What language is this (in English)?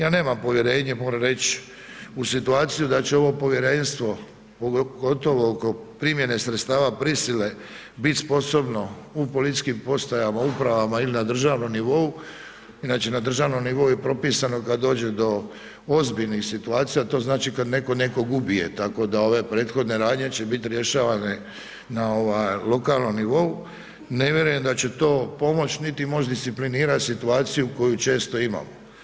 Croatian